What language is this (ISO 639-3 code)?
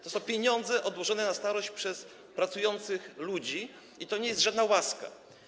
pol